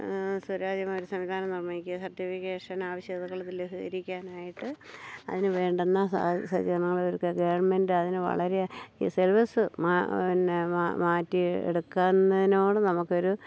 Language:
Malayalam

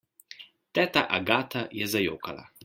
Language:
Slovenian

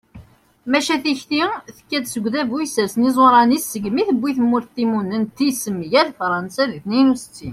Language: Kabyle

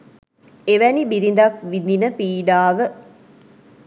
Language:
Sinhala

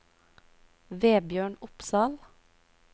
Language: Norwegian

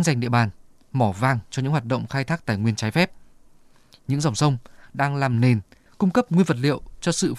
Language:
Vietnamese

